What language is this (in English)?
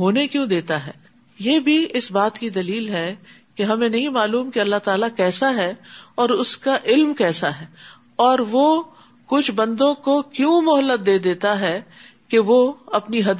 Urdu